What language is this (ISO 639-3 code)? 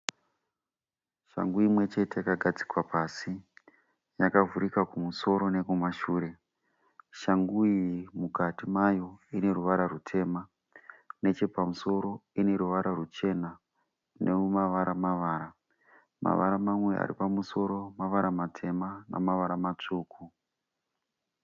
sna